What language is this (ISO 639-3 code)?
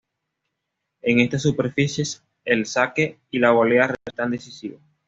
spa